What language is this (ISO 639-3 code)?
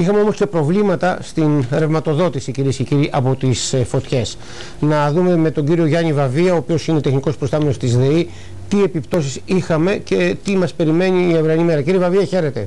ell